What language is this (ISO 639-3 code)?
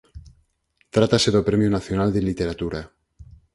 glg